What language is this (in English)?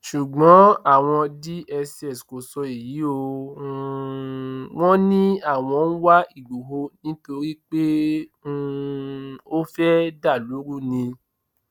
Yoruba